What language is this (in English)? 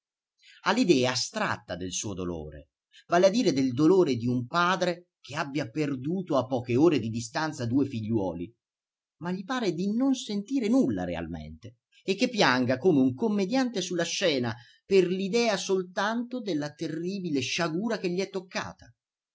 Italian